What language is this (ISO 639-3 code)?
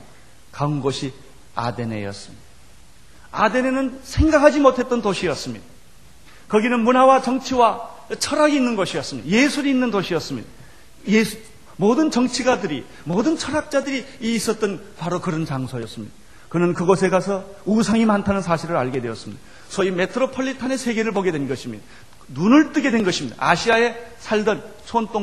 kor